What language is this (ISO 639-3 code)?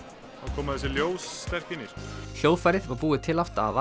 isl